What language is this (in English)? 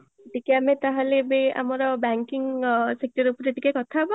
Odia